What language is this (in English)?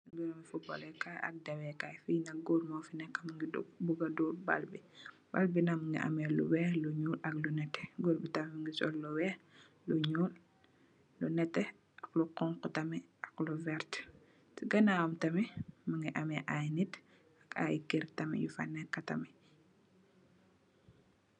Wolof